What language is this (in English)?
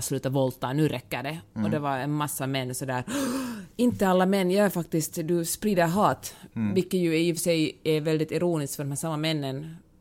Swedish